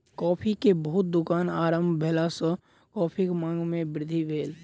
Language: Maithili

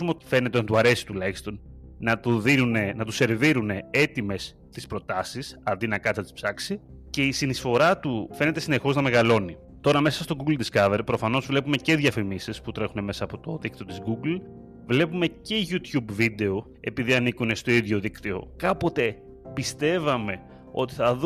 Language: Greek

